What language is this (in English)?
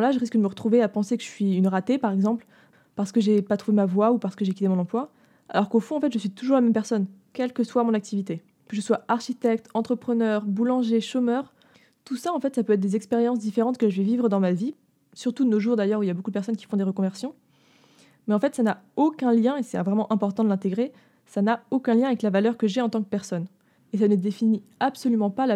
French